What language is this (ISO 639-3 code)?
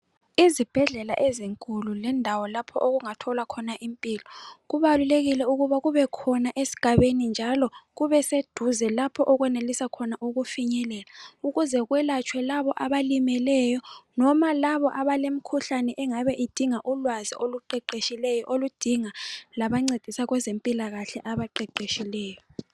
nde